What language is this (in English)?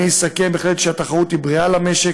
Hebrew